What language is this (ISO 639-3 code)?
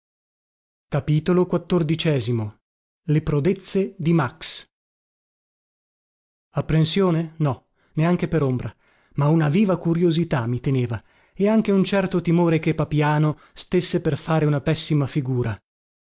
ita